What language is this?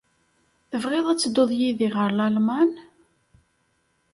Kabyle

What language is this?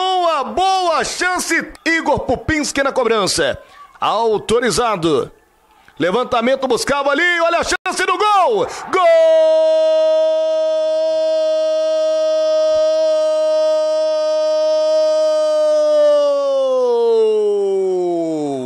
Portuguese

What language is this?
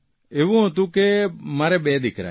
Gujarati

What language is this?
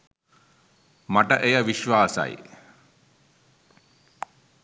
Sinhala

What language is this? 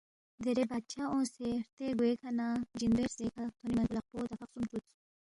Balti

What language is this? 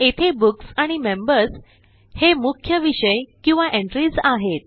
Marathi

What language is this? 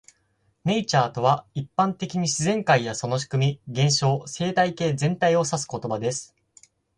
Japanese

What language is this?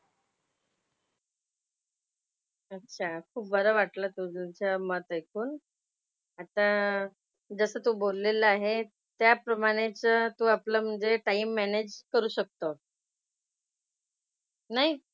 Marathi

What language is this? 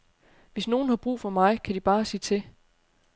Danish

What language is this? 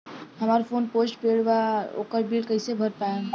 Bhojpuri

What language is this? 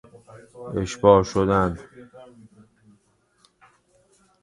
Persian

